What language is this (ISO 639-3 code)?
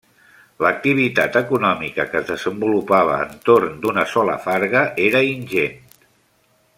cat